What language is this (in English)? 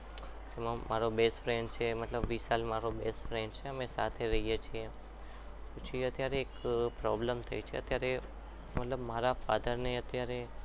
Gujarati